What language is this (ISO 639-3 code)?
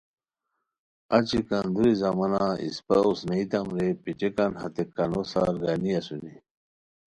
khw